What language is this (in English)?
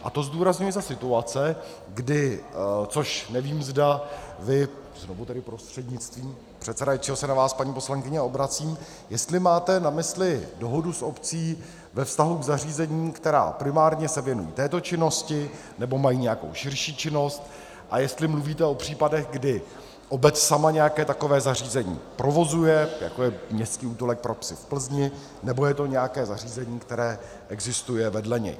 Czech